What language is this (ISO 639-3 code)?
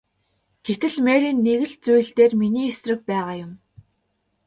mon